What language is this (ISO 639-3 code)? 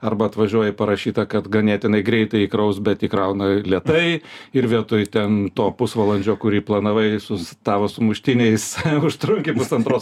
lit